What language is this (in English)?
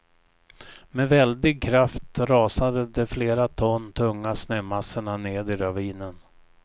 Swedish